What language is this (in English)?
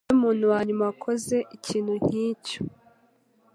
Kinyarwanda